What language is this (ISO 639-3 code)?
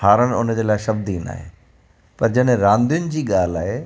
snd